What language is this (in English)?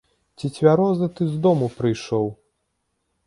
Belarusian